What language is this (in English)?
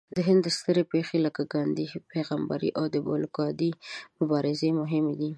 Pashto